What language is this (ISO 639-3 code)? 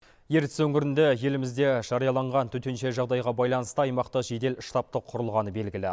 kaz